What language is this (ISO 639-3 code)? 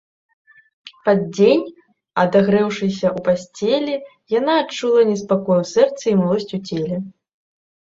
bel